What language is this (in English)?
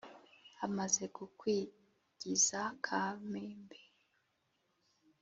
Kinyarwanda